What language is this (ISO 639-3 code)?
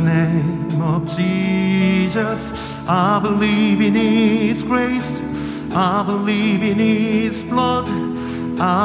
kor